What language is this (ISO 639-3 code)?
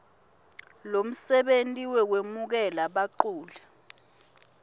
ssw